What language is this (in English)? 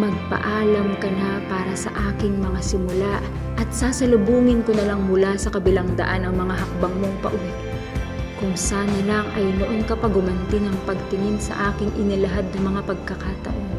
Filipino